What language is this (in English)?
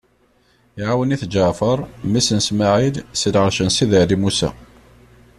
Kabyle